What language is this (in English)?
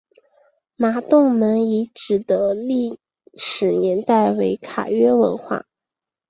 Chinese